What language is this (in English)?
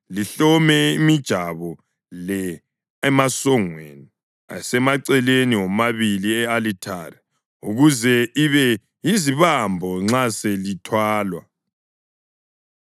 North Ndebele